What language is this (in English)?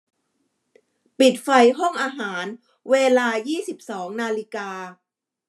Thai